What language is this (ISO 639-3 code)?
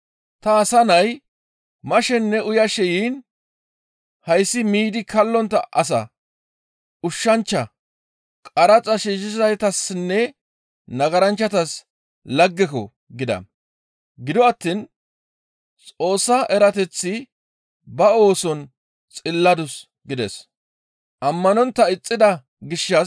gmv